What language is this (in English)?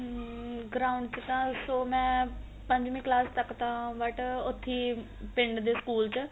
Punjabi